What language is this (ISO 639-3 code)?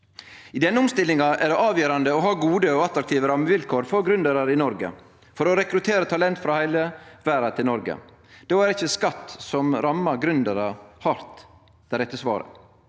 nor